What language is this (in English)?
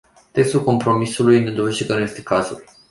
Romanian